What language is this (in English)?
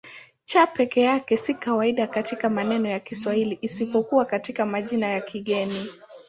Swahili